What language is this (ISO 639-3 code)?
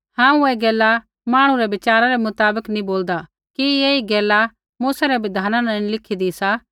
kfx